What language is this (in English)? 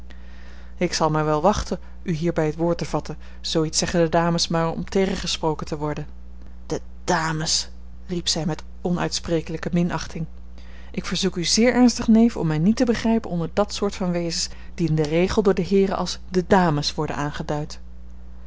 Dutch